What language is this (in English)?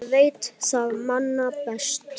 Icelandic